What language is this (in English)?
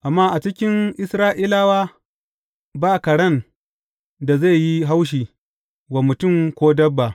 Hausa